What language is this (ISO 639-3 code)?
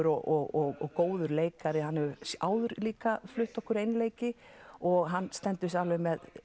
isl